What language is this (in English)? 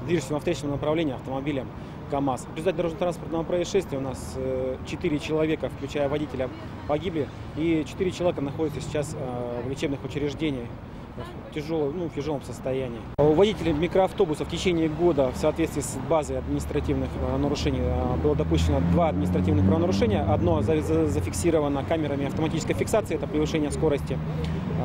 Russian